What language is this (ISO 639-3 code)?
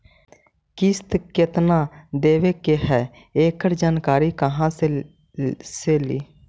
mag